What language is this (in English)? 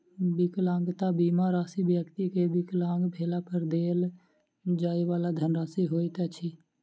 Maithili